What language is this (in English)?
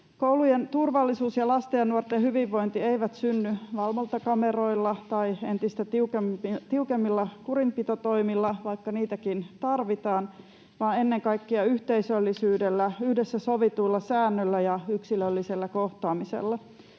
Finnish